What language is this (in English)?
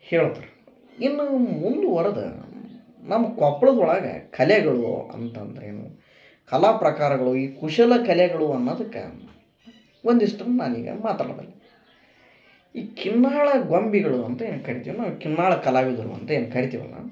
Kannada